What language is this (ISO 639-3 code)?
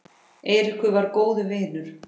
isl